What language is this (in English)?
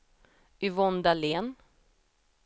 Swedish